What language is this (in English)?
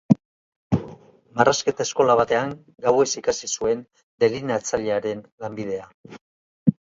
Basque